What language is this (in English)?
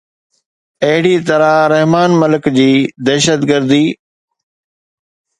Sindhi